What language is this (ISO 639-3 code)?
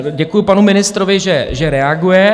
ces